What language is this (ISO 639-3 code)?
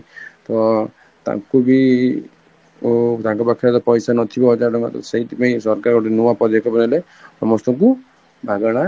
ori